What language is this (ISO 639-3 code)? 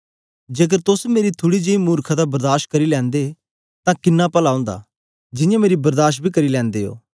doi